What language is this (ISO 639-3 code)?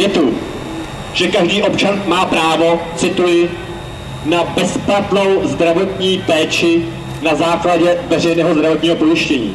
ces